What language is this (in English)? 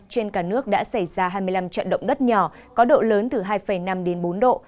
Vietnamese